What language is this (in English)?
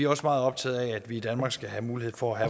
Danish